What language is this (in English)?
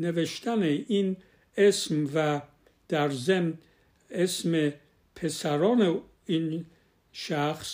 Persian